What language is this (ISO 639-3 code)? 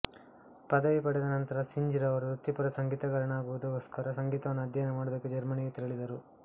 kan